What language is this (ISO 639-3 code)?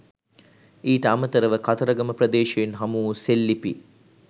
sin